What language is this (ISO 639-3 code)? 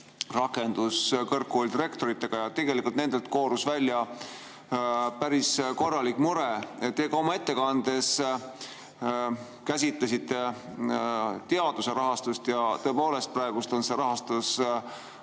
est